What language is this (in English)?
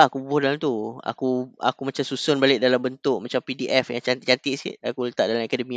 Malay